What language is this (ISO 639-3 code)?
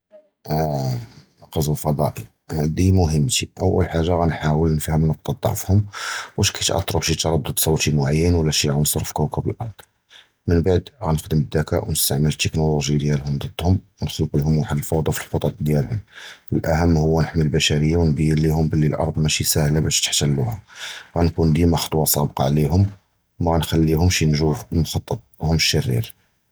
jrb